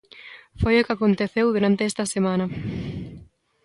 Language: Galician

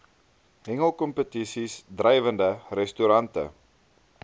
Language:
Afrikaans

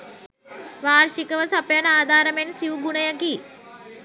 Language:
Sinhala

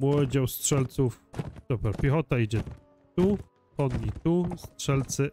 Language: Polish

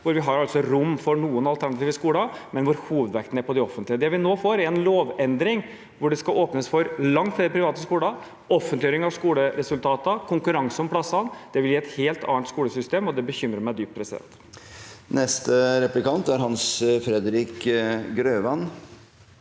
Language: Norwegian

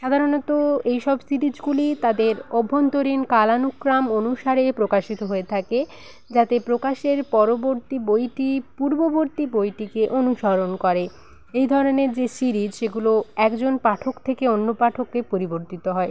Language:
Bangla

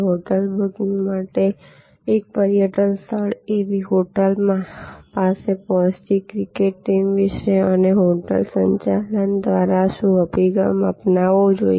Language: Gujarati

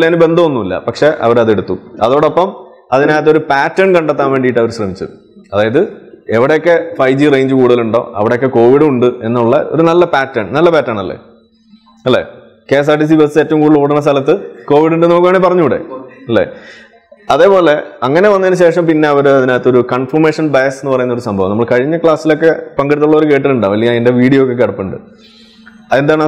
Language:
Malayalam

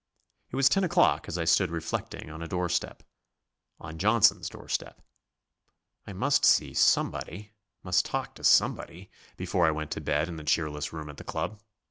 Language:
English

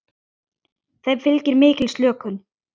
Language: Icelandic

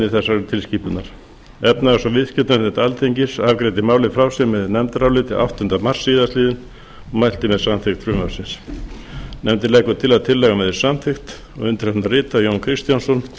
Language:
Icelandic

